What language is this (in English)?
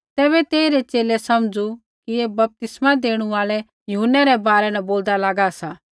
Kullu Pahari